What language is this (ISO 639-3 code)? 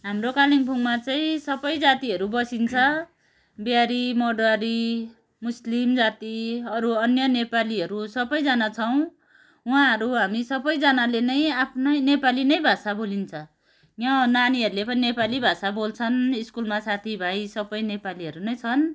nep